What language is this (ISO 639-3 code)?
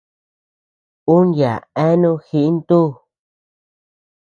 cux